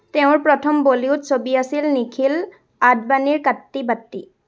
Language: Assamese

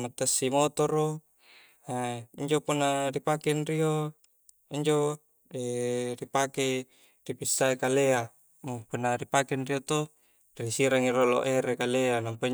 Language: Coastal Konjo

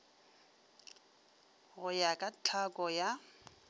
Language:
Northern Sotho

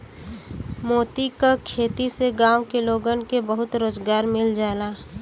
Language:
Bhojpuri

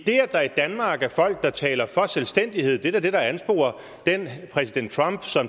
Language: Danish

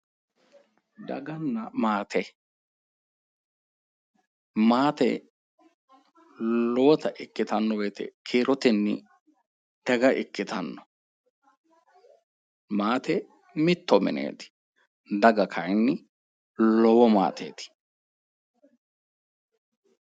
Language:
Sidamo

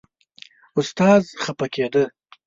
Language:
Pashto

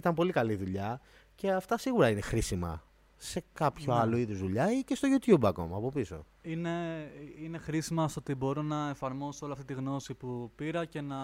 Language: Greek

